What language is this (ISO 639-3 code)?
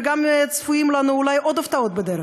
heb